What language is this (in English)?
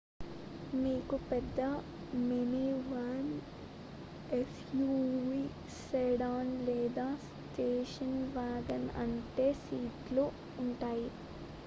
Telugu